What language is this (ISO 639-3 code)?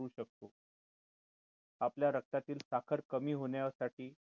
mar